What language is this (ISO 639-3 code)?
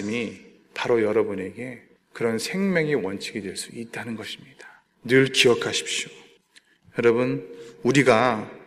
kor